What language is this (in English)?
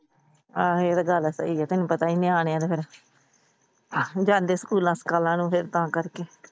Punjabi